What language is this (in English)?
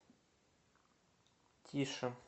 Russian